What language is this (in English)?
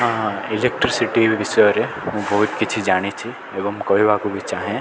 Odia